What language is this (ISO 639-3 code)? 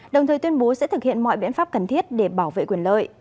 vie